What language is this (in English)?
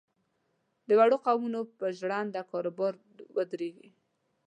Pashto